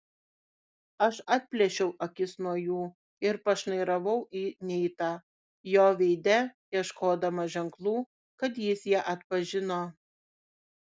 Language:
Lithuanian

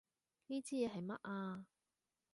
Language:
Cantonese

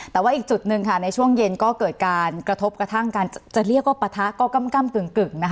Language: Thai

